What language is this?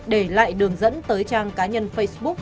Vietnamese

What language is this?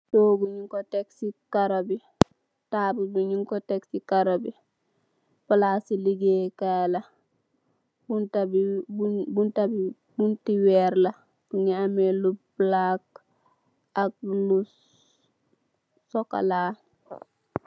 Wolof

